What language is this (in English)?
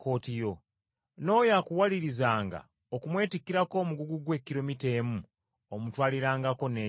Ganda